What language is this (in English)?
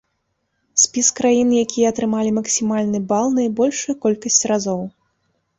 Belarusian